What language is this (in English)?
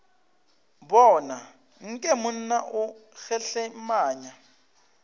Northern Sotho